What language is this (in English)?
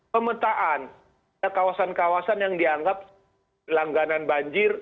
Indonesian